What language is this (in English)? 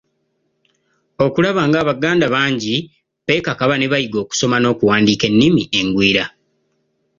Ganda